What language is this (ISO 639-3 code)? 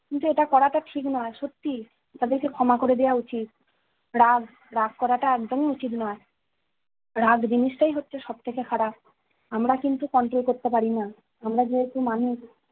ben